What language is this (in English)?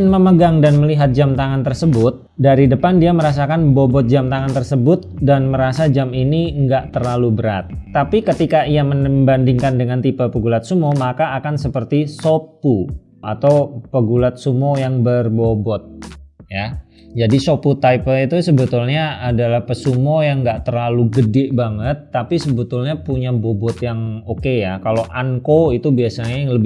Indonesian